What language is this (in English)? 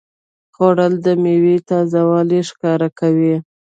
Pashto